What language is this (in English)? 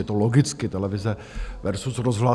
Czech